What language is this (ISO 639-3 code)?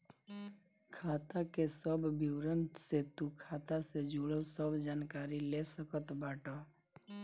bho